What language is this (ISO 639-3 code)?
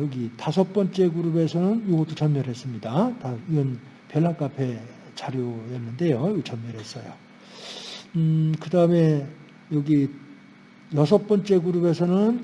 kor